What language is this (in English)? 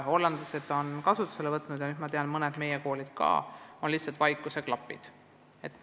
Estonian